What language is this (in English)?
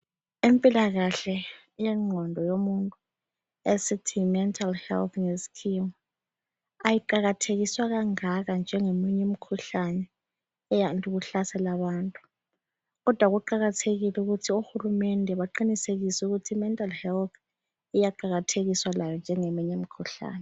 North Ndebele